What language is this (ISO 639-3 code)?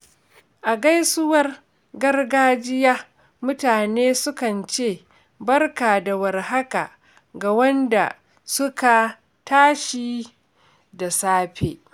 hau